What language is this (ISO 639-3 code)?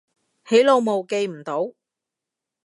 yue